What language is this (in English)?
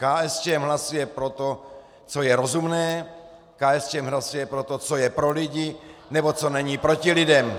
Czech